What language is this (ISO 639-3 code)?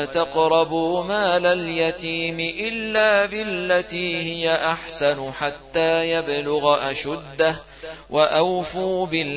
ara